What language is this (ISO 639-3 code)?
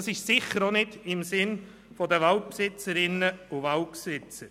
gsw